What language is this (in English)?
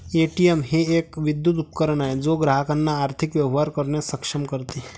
Marathi